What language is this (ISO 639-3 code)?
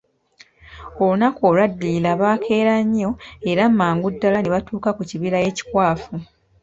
lug